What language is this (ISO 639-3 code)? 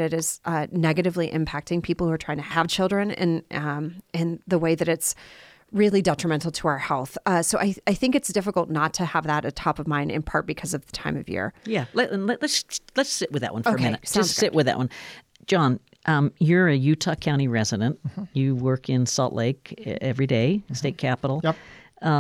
eng